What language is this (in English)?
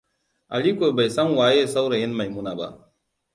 Hausa